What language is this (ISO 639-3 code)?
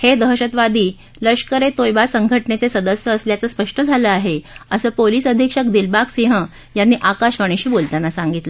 mar